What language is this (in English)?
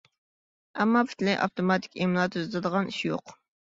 Uyghur